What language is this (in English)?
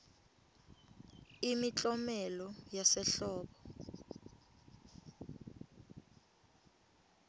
Swati